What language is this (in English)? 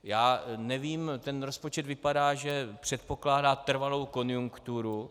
Czech